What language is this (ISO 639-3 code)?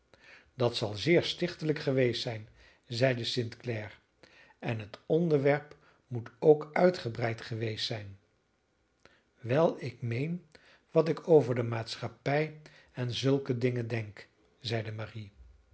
nld